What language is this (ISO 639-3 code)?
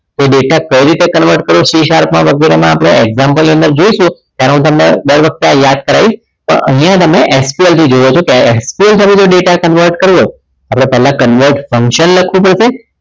guj